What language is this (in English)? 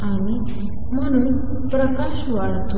Marathi